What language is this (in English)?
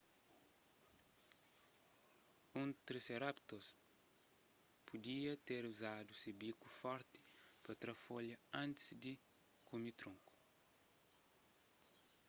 Kabuverdianu